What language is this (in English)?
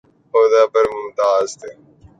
Urdu